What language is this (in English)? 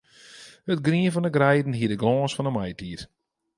Western Frisian